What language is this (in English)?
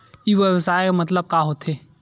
Chhattisgarhi